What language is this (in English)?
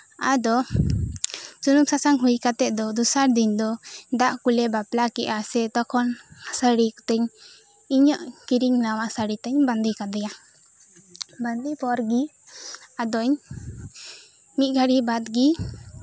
Santali